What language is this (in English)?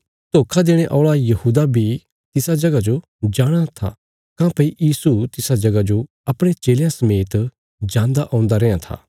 Bilaspuri